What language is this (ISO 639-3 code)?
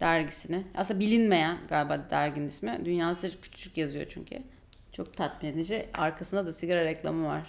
tur